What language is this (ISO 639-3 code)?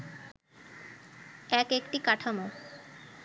ben